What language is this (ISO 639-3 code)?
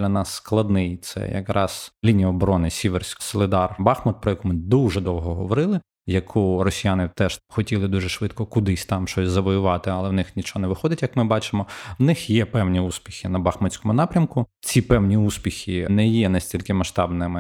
ukr